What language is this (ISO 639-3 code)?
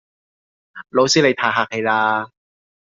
yue